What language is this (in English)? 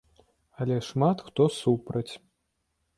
Belarusian